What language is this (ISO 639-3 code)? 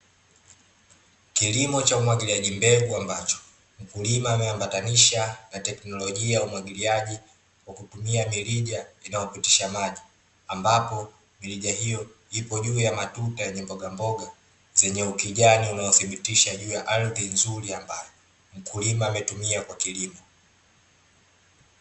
swa